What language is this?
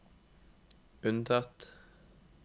Norwegian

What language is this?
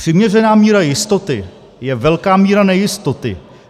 Czech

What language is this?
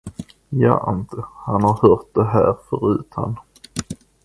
Swedish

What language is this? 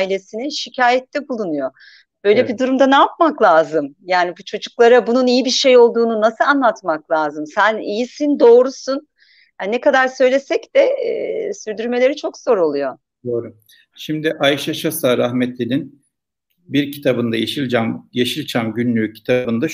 Turkish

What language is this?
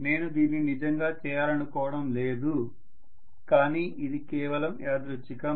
Telugu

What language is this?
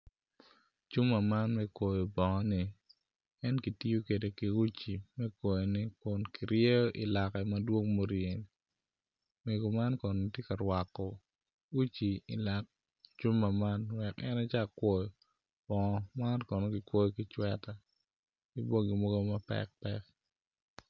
Acoli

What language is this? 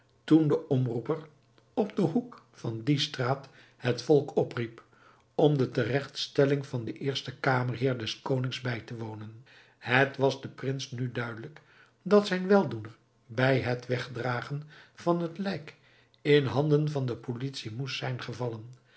Dutch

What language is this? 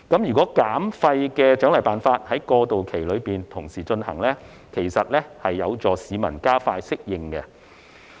Cantonese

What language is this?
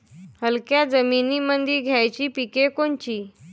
Marathi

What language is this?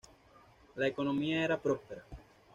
Spanish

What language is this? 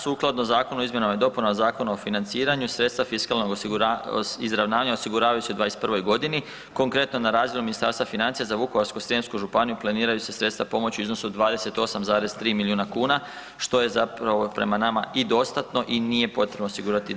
Croatian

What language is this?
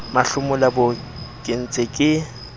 Southern Sotho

